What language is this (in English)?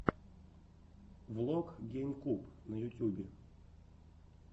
Russian